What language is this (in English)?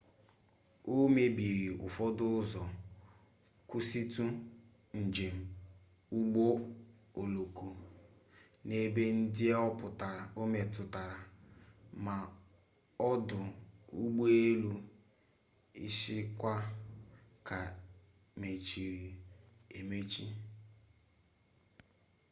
Igbo